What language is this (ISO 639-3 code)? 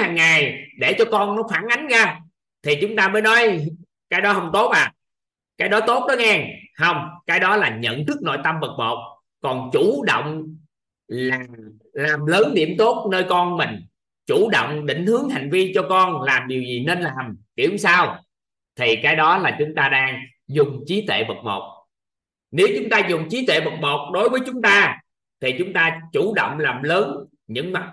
vie